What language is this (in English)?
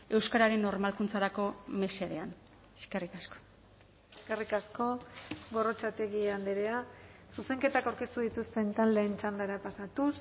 Basque